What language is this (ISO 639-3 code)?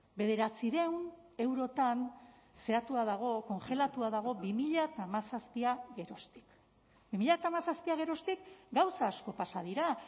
eus